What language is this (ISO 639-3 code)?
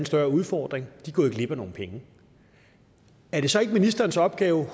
dan